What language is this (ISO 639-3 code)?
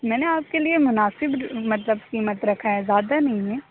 urd